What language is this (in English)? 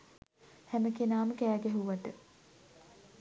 Sinhala